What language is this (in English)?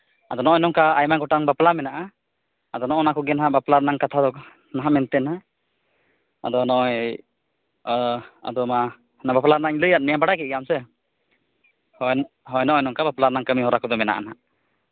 Santali